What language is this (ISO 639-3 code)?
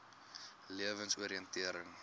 afr